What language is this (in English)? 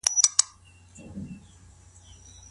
Pashto